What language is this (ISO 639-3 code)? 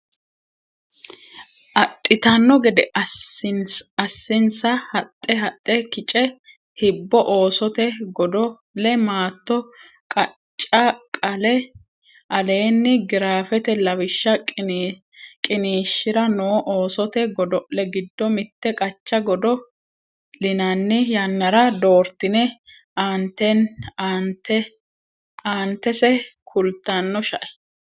sid